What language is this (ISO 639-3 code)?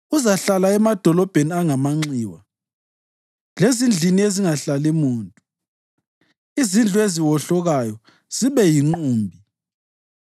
nde